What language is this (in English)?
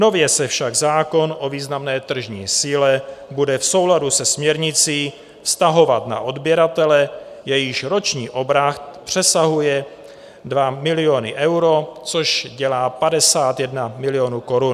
Czech